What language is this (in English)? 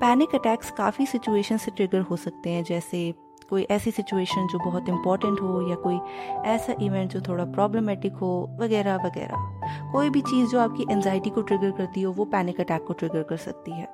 Hindi